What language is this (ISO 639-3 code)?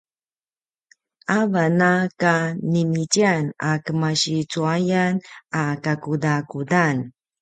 pwn